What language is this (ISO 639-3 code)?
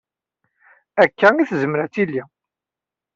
kab